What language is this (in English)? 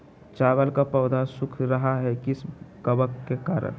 Magahi